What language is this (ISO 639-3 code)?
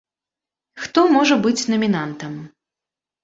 bel